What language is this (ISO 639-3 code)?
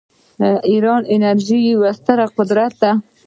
pus